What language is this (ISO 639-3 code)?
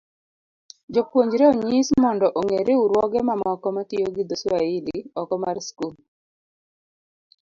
luo